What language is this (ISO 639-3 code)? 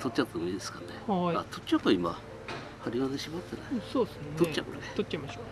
jpn